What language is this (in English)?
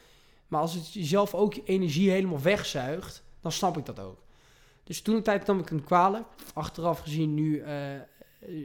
Dutch